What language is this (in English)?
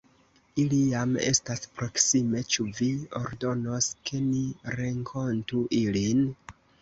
Esperanto